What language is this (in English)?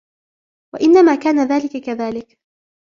Arabic